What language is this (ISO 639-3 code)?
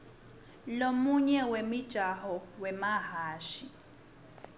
ssw